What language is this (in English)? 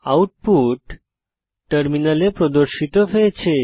Bangla